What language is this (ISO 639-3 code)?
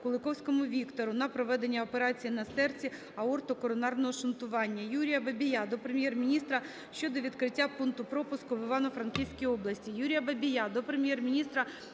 ukr